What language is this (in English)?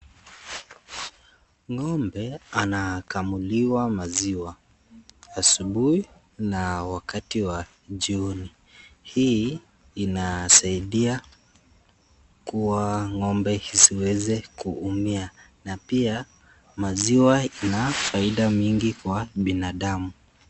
Swahili